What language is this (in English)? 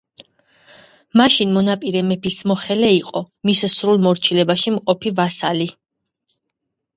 Georgian